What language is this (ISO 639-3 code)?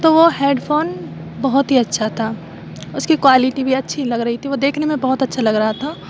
urd